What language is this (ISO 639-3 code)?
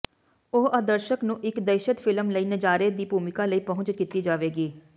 pan